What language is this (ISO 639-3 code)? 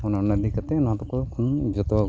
sat